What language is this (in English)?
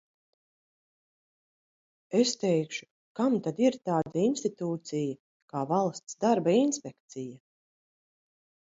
Latvian